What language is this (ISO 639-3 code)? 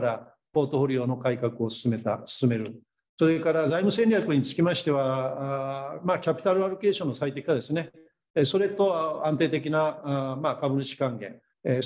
jpn